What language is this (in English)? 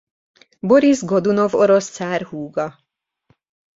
Hungarian